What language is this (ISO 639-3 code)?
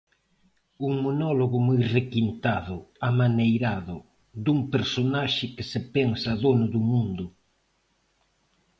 glg